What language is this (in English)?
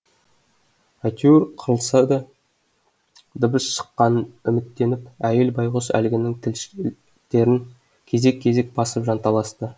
Kazakh